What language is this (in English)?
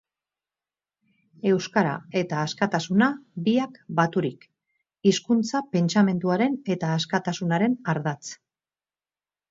Basque